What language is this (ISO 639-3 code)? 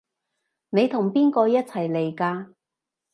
yue